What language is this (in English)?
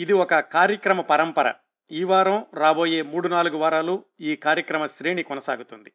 Telugu